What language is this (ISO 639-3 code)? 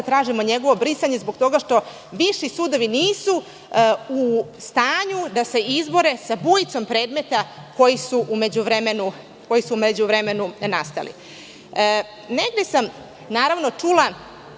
srp